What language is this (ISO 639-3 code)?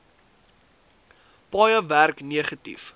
afr